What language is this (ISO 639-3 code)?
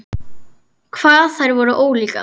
isl